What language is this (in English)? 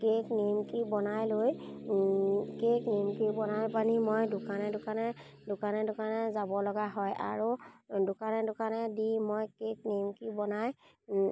Assamese